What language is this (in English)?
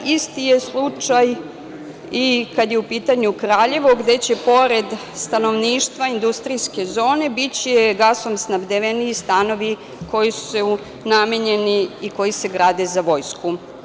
Serbian